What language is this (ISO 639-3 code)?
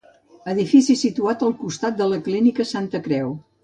cat